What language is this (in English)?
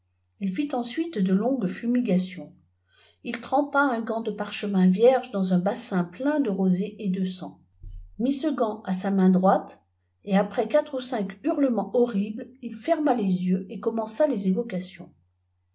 French